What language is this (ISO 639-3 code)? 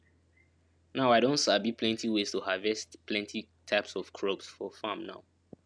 pcm